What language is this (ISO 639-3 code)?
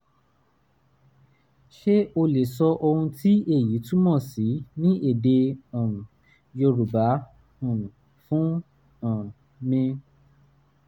yor